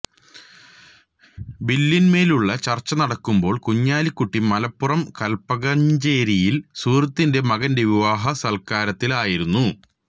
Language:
Malayalam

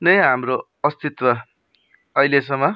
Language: Nepali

